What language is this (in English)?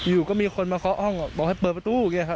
Thai